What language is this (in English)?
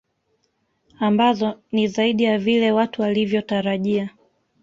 Swahili